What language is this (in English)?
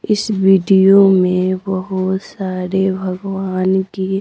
Hindi